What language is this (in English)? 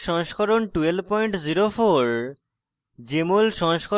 Bangla